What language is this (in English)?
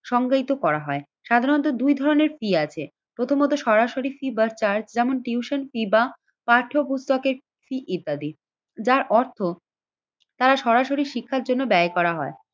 Bangla